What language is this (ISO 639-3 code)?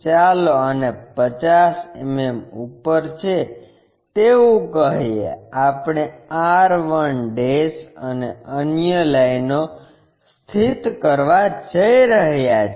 guj